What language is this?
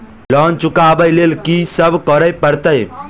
Maithili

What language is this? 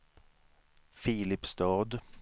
Swedish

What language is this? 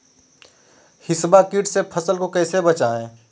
Magahi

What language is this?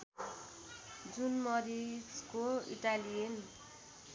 Nepali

